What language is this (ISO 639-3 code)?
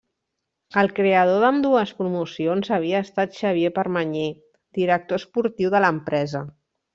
cat